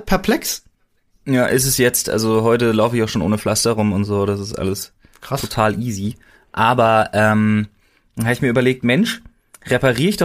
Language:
German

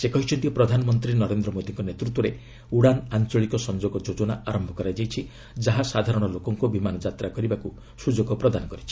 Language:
Odia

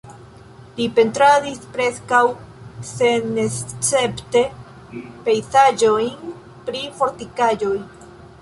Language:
Esperanto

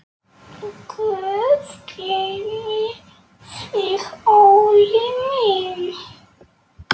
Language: Icelandic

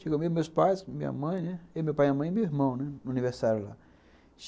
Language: Portuguese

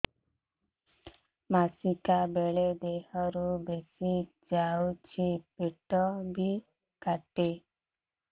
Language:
Odia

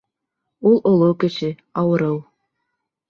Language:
Bashkir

